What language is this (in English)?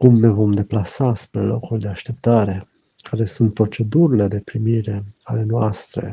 Romanian